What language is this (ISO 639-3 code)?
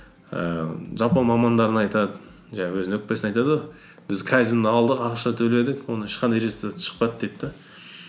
kaz